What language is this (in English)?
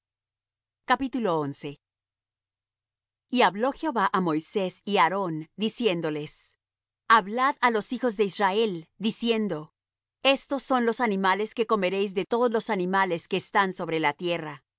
Spanish